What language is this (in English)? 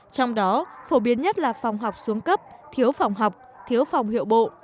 Vietnamese